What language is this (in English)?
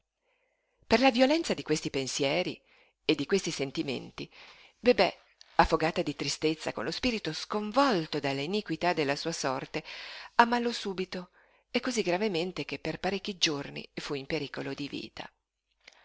Italian